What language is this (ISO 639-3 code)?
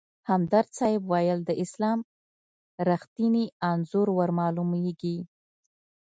pus